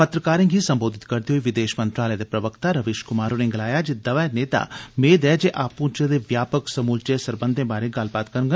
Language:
Dogri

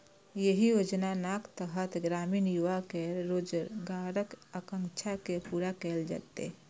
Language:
Maithili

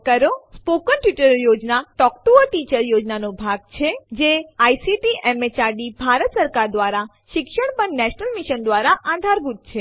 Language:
Gujarati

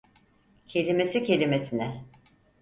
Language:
Turkish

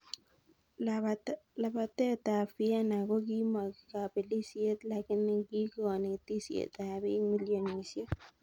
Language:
Kalenjin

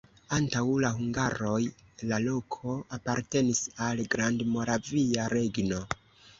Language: Esperanto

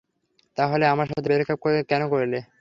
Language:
Bangla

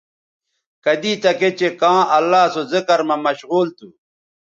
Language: Bateri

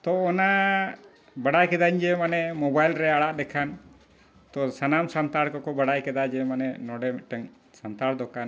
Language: Santali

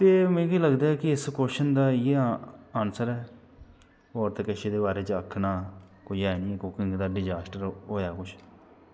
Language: Dogri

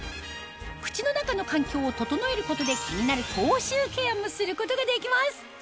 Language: Japanese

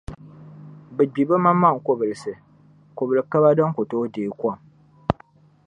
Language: Dagbani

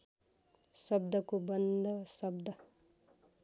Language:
Nepali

